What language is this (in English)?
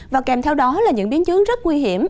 Vietnamese